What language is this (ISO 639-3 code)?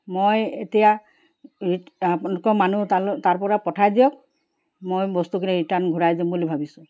asm